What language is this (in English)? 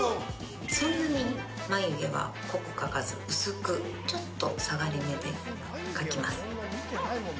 Japanese